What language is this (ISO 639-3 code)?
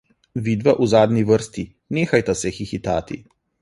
slv